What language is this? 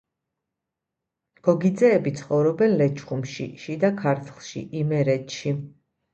Georgian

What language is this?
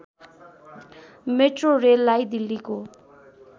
Nepali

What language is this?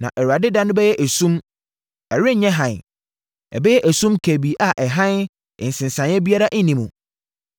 Akan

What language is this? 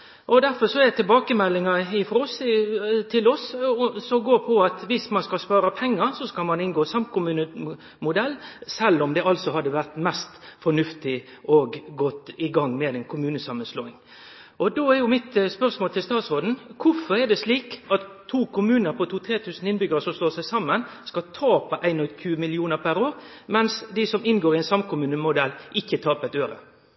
Norwegian Nynorsk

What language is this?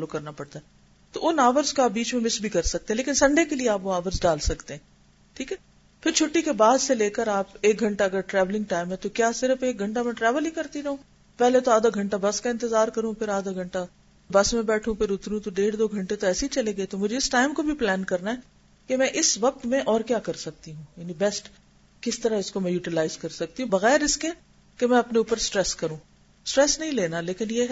Urdu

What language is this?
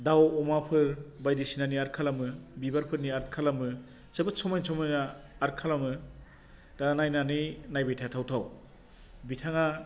Bodo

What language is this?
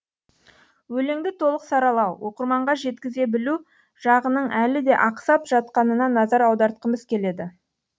Kazakh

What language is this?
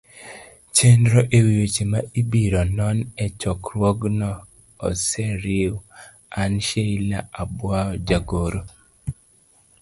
Luo (Kenya and Tanzania)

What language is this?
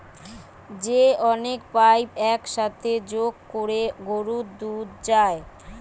Bangla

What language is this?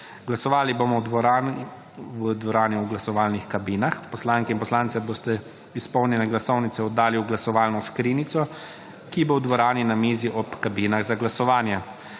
Slovenian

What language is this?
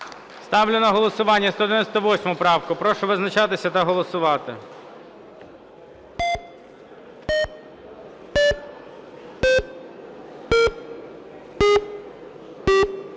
Ukrainian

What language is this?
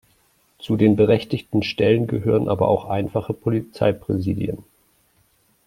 German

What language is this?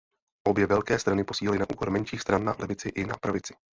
Czech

